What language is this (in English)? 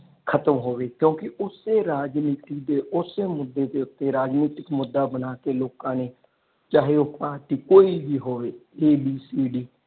Punjabi